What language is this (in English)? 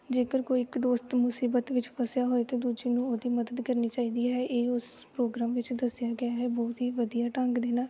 Punjabi